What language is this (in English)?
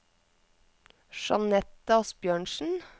Norwegian